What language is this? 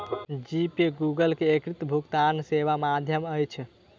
Maithili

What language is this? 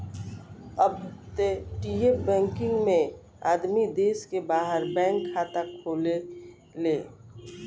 Bhojpuri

